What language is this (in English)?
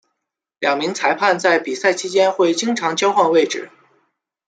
Chinese